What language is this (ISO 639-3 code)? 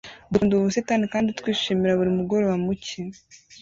kin